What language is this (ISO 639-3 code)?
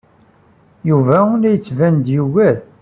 kab